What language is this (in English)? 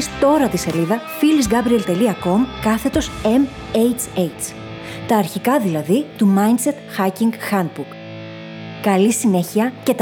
Greek